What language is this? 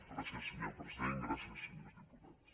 Catalan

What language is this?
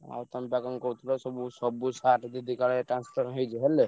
Odia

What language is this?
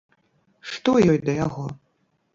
Belarusian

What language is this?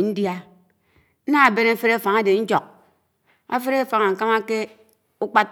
Anaang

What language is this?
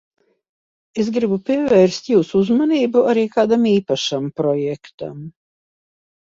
Latvian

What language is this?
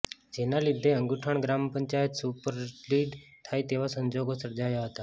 Gujarati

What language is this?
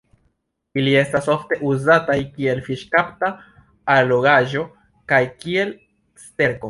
Esperanto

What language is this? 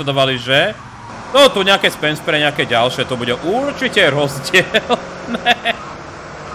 Slovak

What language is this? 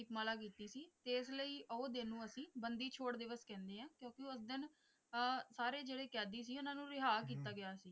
Punjabi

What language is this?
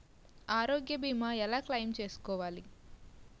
Telugu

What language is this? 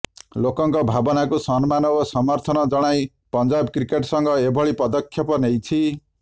Odia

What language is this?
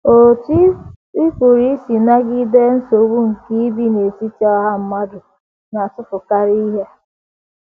Igbo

